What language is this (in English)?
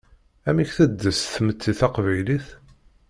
Kabyle